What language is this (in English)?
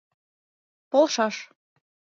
Mari